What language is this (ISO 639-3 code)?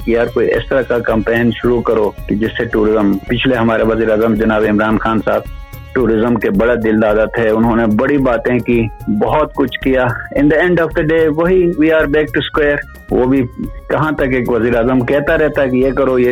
urd